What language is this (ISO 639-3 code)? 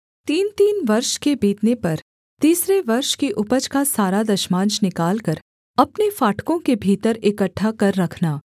hin